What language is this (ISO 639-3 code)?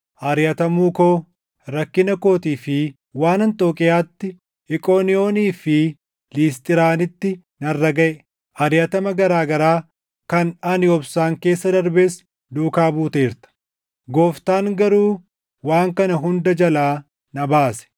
orm